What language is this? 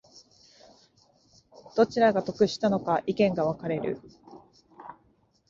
Japanese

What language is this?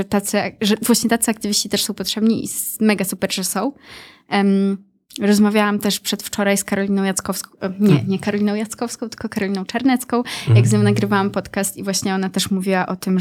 Polish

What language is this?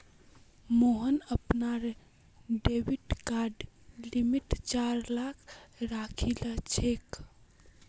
Magahi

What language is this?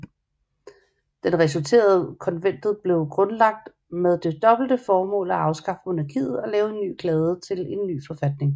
Danish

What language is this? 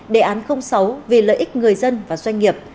Vietnamese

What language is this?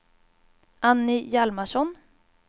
Swedish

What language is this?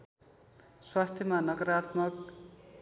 Nepali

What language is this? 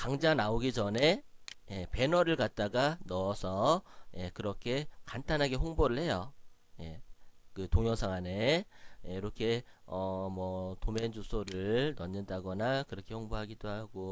Korean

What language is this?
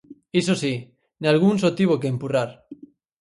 Galician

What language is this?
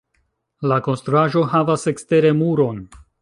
Esperanto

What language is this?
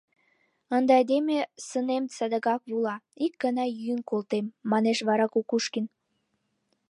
Mari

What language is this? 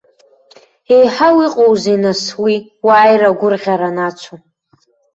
Abkhazian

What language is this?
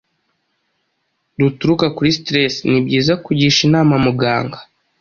Kinyarwanda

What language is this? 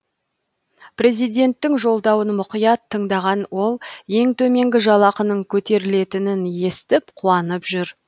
Kazakh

